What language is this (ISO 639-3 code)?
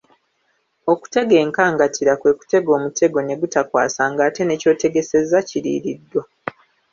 lug